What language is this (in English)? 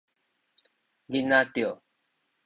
Min Nan Chinese